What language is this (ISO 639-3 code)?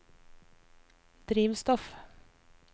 nor